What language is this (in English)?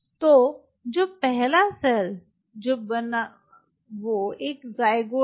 Hindi